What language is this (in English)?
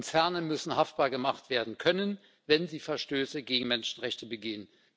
German